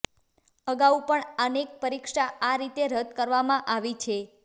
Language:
Gujarati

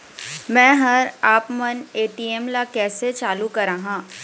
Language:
Chhattisgarhi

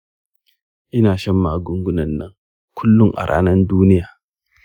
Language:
Hausa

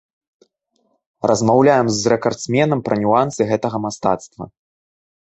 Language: Belarusian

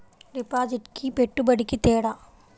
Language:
Telugu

